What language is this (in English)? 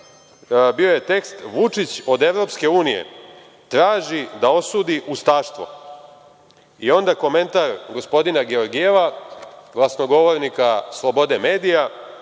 Serbian